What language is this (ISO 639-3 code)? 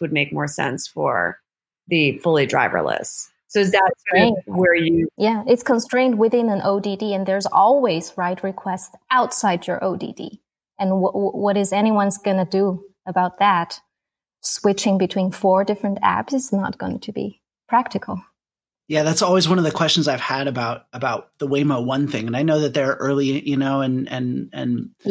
eng